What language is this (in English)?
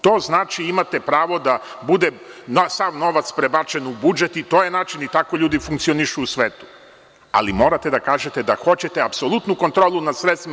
Serbian